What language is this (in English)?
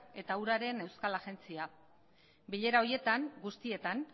Basque